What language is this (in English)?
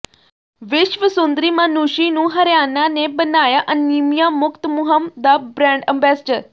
Punjabi